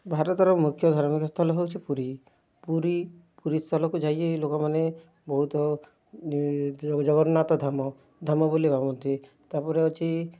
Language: Odia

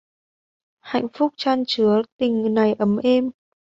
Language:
Vietnamese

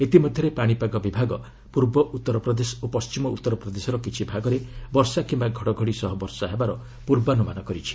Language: Odia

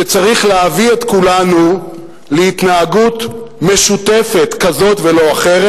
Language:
Hebrew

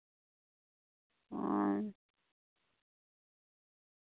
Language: Santali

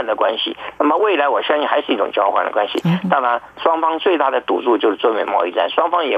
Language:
Chinese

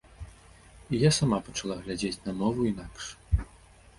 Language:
Belarusian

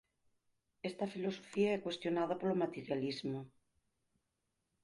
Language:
Galician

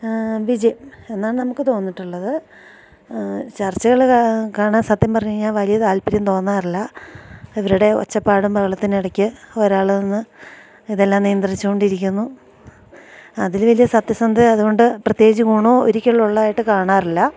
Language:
Malayalam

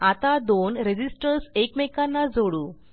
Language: Marathi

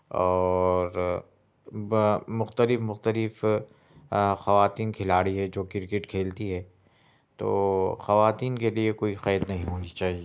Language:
Urdu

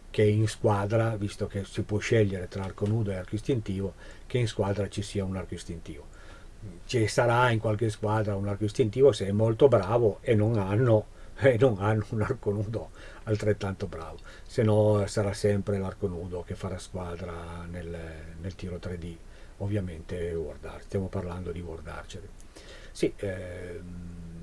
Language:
Italian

